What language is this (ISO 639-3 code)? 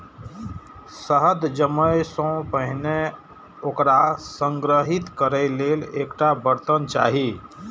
mai